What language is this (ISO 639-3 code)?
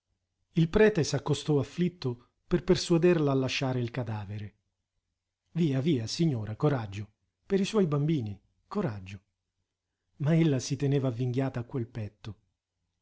ita